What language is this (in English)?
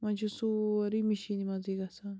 Kashmiri